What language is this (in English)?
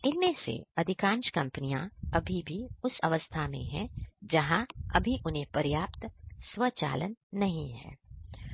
Hindi